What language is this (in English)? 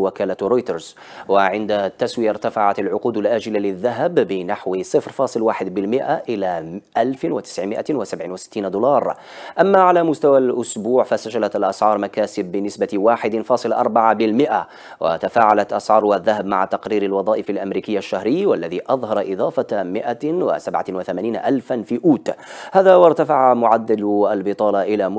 Arabic